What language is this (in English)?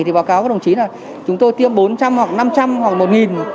Vietnamese